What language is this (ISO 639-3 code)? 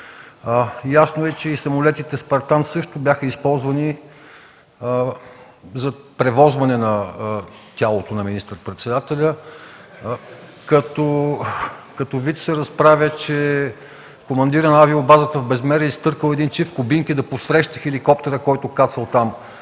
bul